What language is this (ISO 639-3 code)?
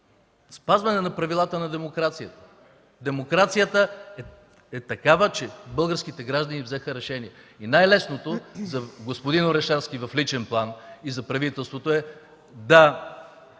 bul